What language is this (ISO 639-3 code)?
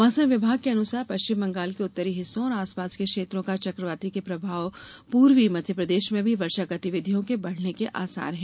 hin